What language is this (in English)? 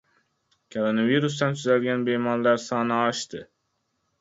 Uzbek